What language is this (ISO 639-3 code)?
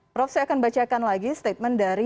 ind